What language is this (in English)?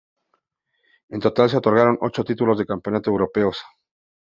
Spanish